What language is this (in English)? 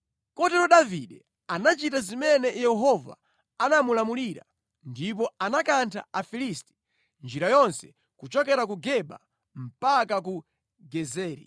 Nyanja